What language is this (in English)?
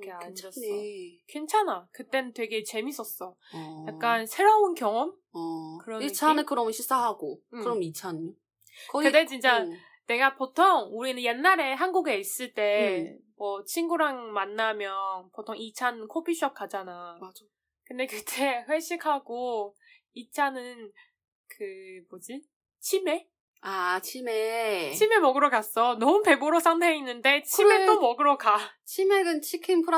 Korean